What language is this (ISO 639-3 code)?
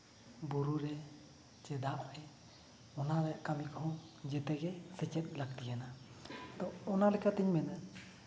sat